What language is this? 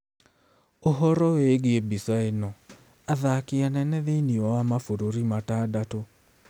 Kikuyu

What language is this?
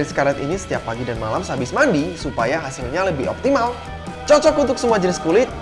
Indonesian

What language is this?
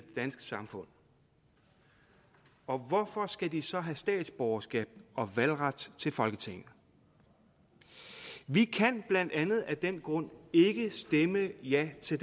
Danish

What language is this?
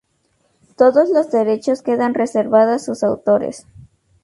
Spanish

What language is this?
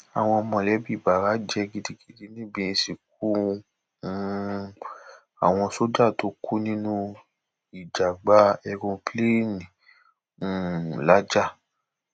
Yoruba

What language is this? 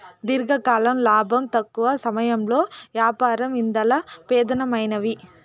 Telugu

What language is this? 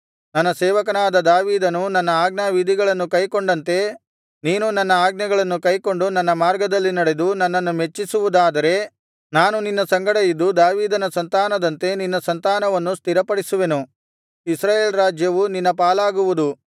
Kannada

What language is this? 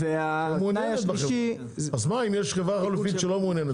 Hebrew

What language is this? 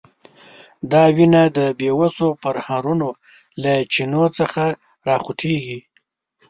Pashto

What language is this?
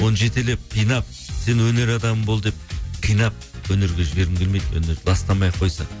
Kazakh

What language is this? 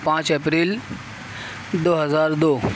Urdu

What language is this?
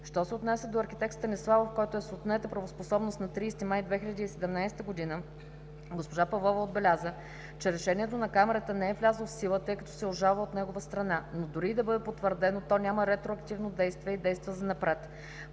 Bulgarian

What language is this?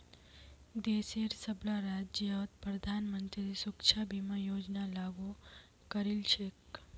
Magahi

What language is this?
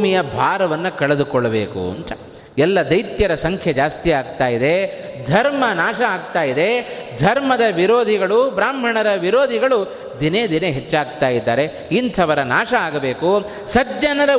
Kannada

